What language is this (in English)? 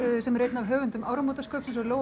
Icelandic